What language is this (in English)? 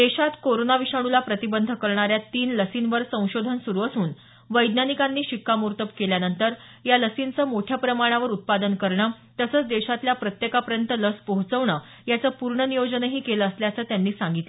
Marathi